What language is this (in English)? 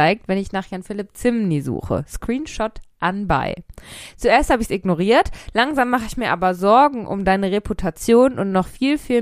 German